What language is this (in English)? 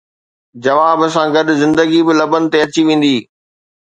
Sindhi